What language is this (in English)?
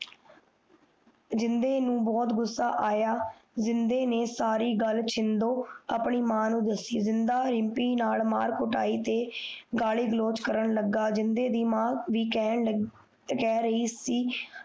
Punjabi